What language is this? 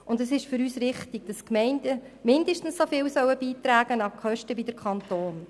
Swiss German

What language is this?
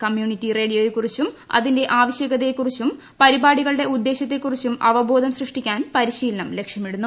Malayalam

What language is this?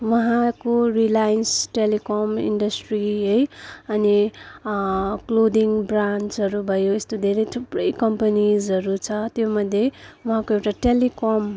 Nepali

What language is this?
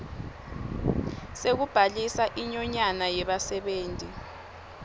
Swati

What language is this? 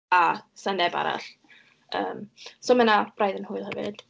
Welsh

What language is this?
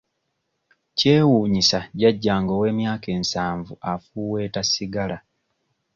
Ganda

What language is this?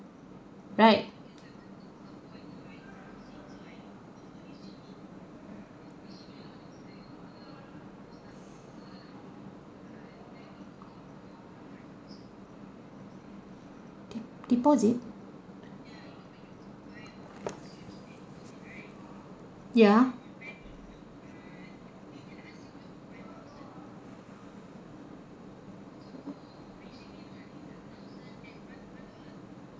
English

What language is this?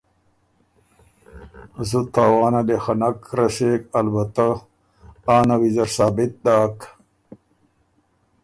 Ormuri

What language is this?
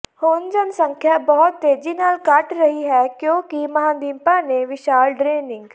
Punjabi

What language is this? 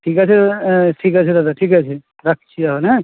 Bangla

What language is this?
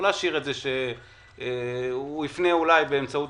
Hebrew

